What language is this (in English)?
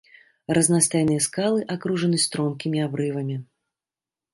Belarusian